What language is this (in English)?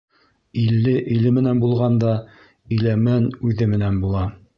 Bashkir